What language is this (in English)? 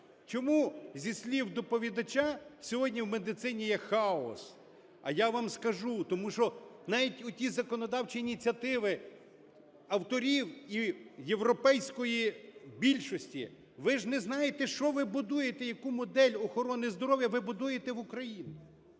Ukrainian